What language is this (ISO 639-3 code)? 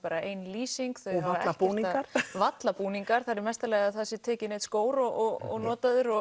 isl